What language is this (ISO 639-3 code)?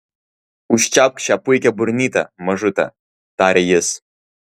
lit